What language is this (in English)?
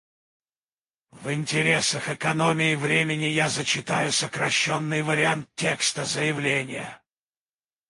Russian